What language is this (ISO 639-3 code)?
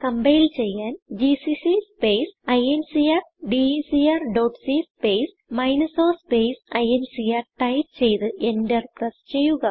mal